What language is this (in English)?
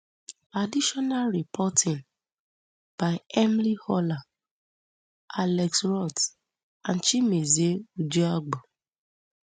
Nigerian Pidgin